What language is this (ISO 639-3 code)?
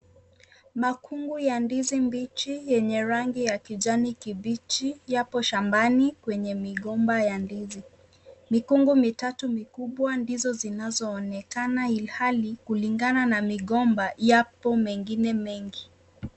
swa